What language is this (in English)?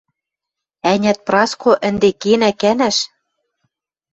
Western Mari